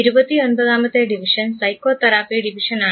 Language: Malayalam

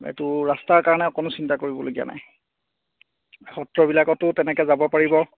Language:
Assamese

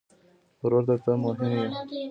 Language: Pashto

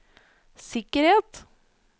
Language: Norwegian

